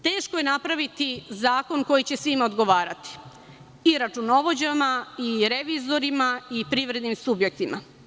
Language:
Serbian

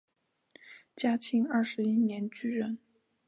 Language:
Chinese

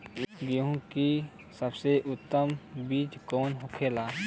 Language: Bhojpuri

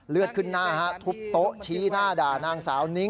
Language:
Thai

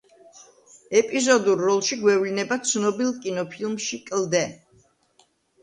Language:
Georgian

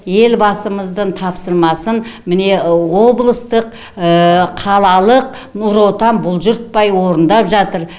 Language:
Kazakh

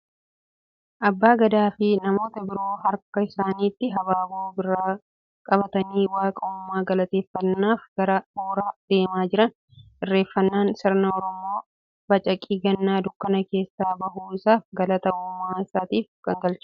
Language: Oromo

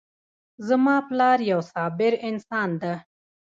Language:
Pashto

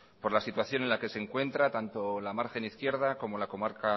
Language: Spanish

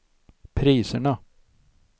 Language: Swedish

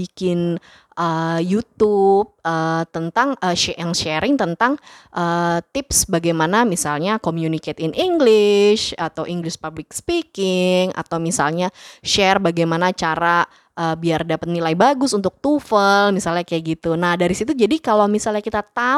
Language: Indonesian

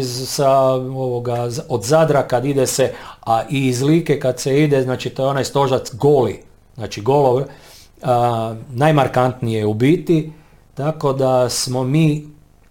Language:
Croatian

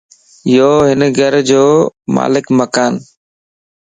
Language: Lasi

